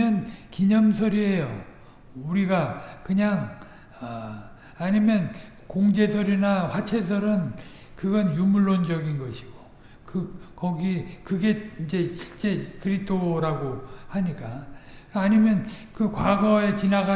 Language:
Korean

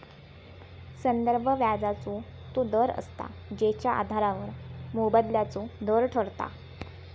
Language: Marathi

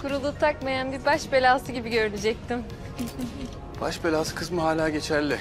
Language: Turkish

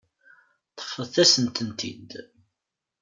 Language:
Kabyle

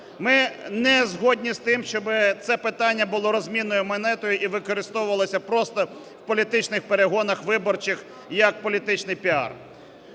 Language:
Ukrainian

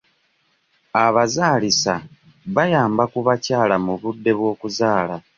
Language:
Ganda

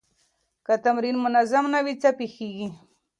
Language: Pashto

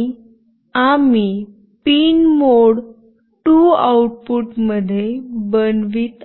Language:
Marathi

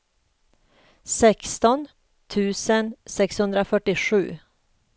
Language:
Swedish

